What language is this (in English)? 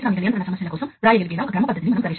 Telugu